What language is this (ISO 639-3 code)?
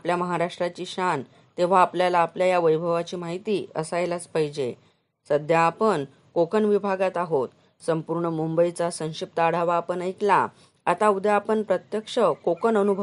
mar